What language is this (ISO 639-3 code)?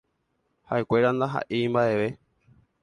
grn